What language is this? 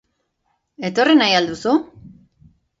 Basque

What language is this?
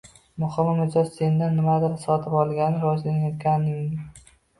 Uzbek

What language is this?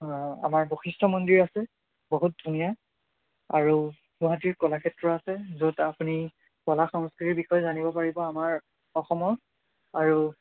Assamese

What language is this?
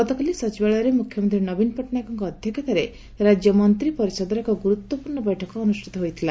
Odia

